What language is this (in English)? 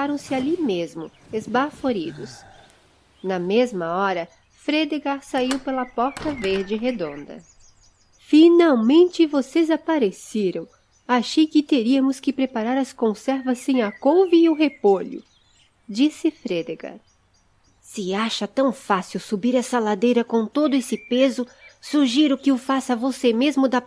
Portuguese